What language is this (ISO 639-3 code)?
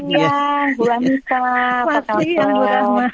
ind